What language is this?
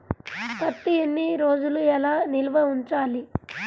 Telugu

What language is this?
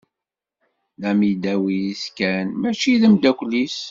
Kabyle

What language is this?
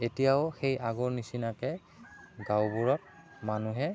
Assamese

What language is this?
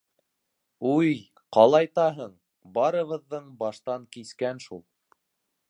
Bashkir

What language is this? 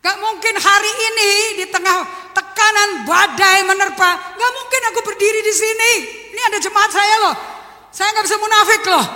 Indonesian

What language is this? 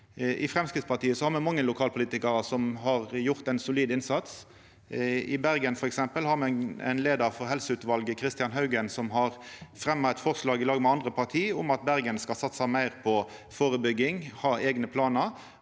Norwegian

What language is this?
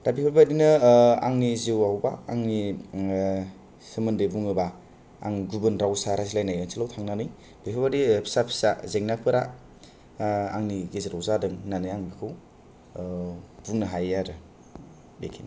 Bodo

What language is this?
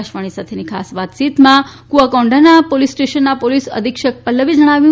Gujarati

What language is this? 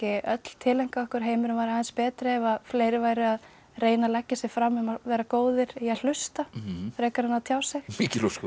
Icelandic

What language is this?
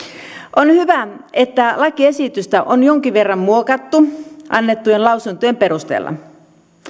Finnish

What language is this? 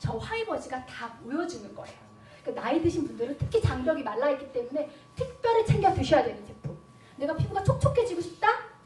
Korean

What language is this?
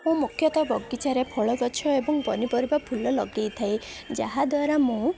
Odia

